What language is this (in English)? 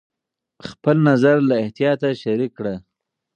Pashto